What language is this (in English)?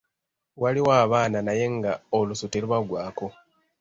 Ganda